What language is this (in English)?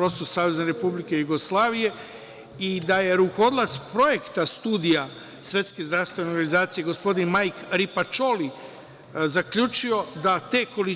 Serbian